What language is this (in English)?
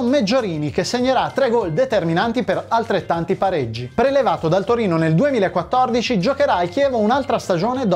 Italian